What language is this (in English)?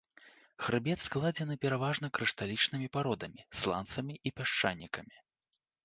Belarusian